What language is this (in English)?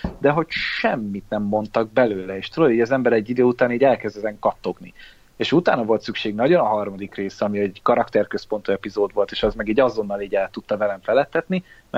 Hungarian